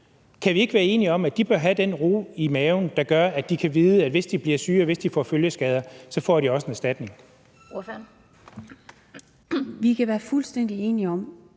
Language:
Danish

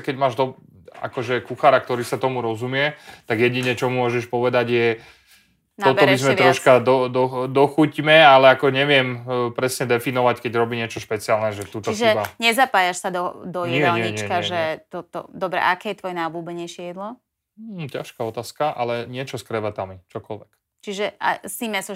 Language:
Slovak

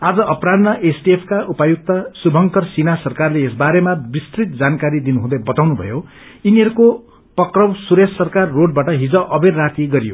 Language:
Nepali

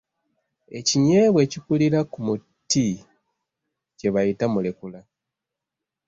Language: Ganda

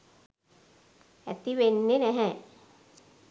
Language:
Sinhala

